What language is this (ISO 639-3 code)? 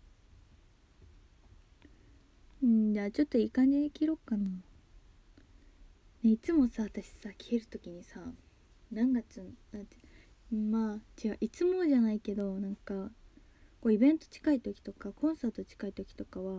jpn